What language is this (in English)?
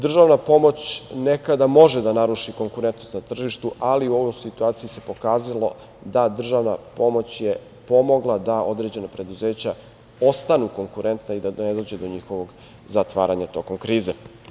Serbian